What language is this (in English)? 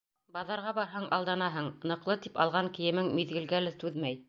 Bashkir